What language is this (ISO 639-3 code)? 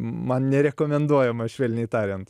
lit